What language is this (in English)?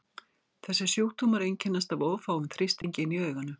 Icelandic